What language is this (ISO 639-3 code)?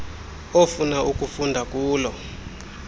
xho